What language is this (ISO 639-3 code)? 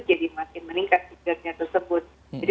ind